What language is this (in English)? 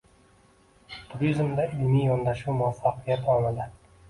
Uzbek